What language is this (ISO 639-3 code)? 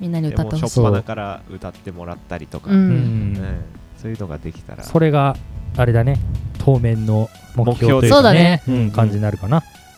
jpn